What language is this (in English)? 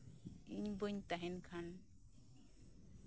Santali